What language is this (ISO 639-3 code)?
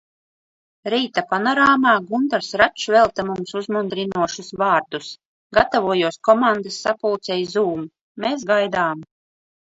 lav